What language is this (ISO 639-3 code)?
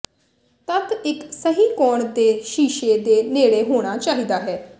pan